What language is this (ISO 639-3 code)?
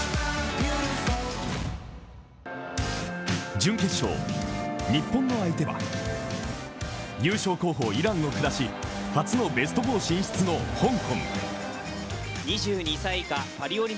jpn